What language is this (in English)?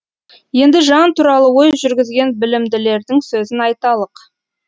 Kazakh